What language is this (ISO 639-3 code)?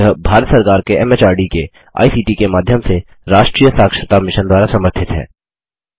hin